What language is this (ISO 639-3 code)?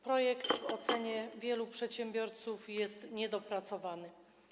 pol